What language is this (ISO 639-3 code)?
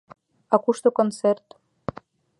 chm